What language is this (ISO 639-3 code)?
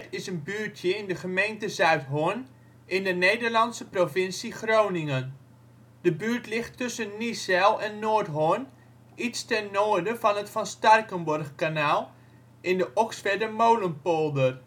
nld